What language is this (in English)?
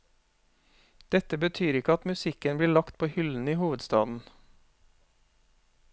Norwegian